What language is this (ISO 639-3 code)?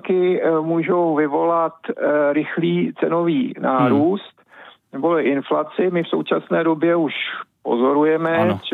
ces